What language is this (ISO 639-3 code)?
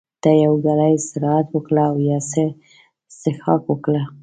pus